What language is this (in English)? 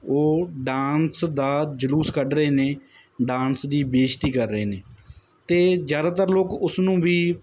Punjabi